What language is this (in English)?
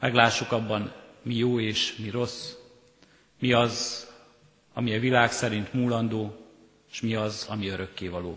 Hungarian